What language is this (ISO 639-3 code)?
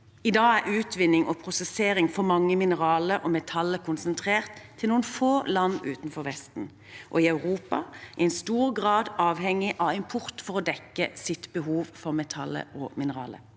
nor